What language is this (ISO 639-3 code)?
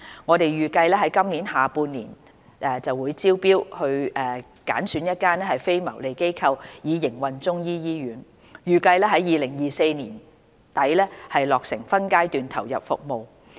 yue